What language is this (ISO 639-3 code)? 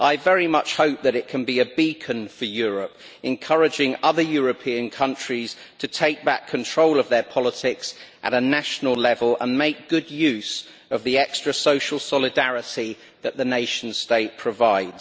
eng